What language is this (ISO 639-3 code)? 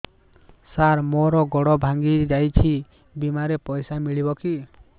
ori